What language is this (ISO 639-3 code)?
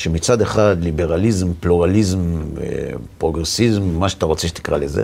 heb